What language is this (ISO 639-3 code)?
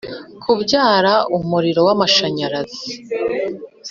kin